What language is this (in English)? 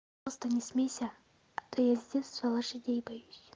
Russian